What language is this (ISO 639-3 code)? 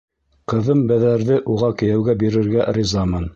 bak